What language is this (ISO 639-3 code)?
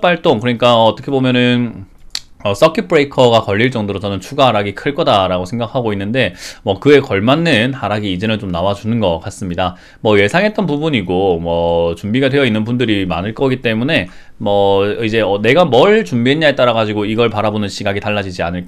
kor